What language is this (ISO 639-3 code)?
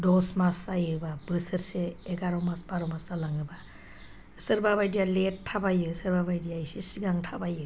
brx